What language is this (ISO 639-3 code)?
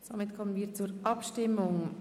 gsw